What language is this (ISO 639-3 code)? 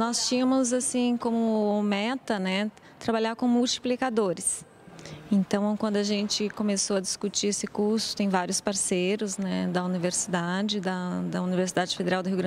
por